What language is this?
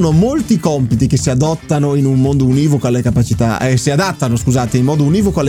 Italian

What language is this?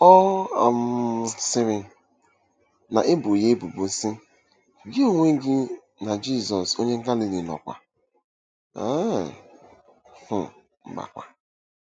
Igbo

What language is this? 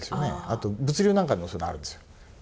Japanese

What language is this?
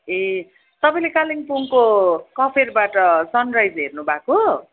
Nepali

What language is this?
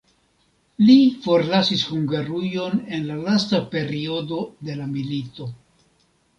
Esperanto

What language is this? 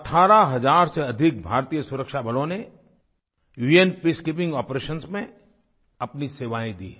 Hindi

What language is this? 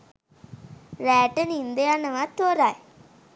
Sinhala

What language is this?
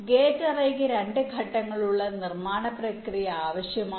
Malayalam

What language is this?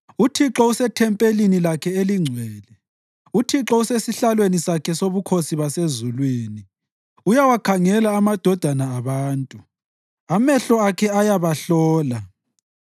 North Ndebele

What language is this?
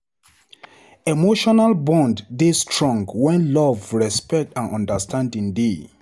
Nigerian Pidgin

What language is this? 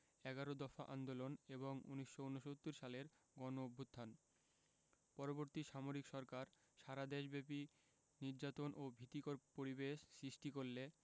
Bangla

